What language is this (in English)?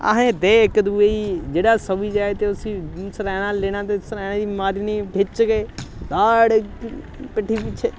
Dogri